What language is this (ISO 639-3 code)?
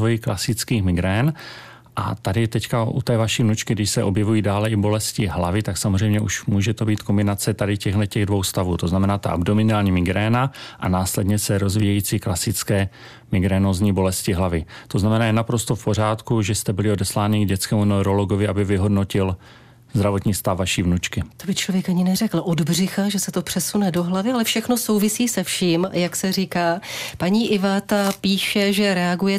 ces